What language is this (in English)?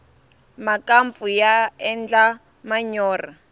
Tsonga